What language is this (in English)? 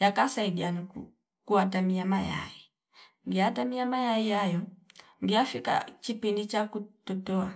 Fipa